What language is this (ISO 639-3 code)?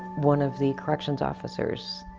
eng